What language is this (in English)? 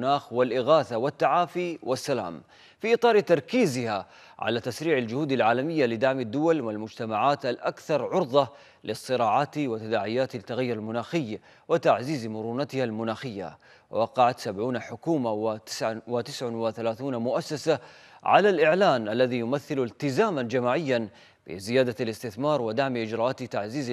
Arabic